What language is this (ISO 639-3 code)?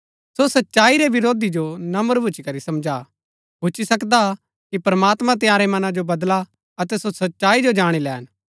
gbk